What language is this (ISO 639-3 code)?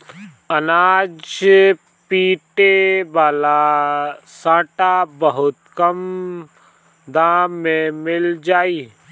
bho